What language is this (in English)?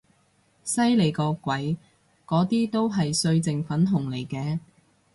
Cantonese